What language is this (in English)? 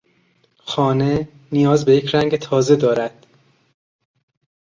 Persian